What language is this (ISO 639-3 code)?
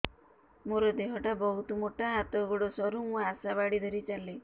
ori